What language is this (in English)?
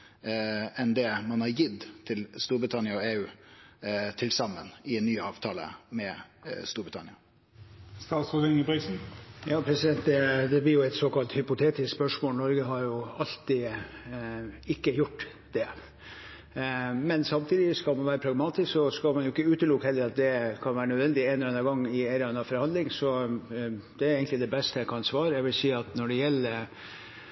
Norwegian